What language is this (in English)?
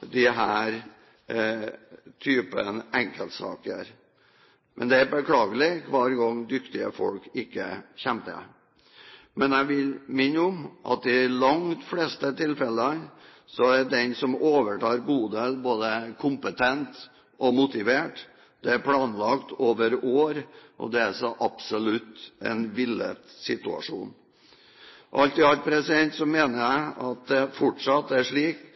Norwegian Bokmål